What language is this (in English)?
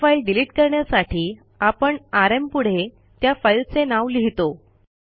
Marathi